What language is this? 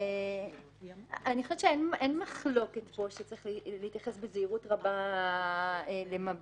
Hebrew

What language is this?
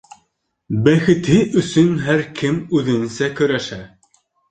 Bashkir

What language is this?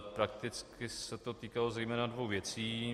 Czech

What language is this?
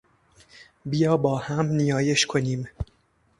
Persian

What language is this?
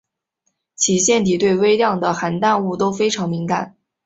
Chinese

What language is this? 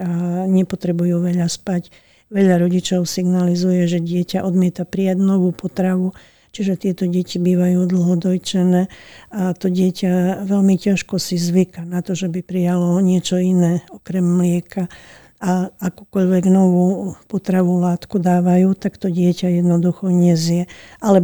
Slovak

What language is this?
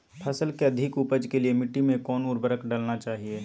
Magahi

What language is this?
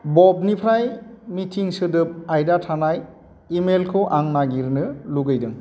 Bodo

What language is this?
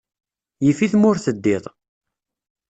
Kabyle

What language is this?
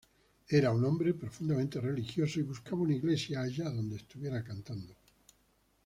Spanish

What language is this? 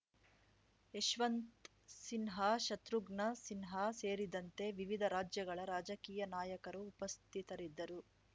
Kannada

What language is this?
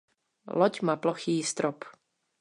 Czech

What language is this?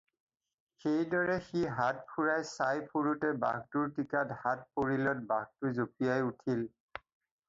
Assamese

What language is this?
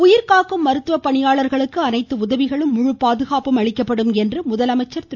Tamil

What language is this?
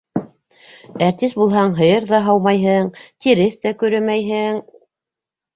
Bashkir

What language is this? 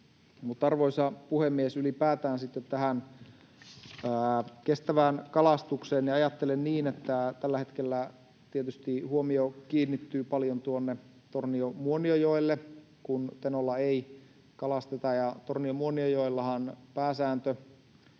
Finnish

